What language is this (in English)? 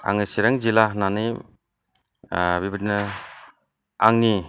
Bodo